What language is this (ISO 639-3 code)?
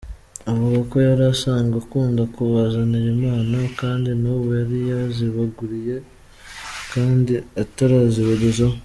kin